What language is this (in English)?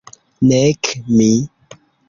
Esperanto